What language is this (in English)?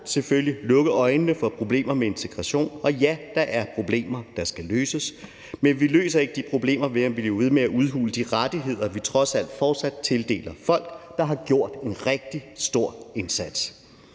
Danish